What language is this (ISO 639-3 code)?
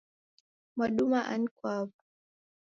dav